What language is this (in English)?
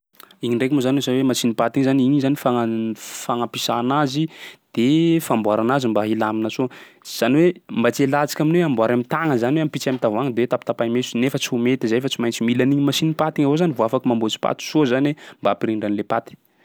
Sakalava Malagasy